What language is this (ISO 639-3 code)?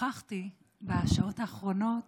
heb